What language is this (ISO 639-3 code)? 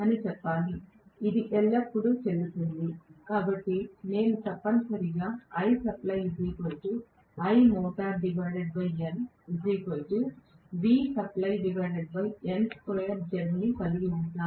tel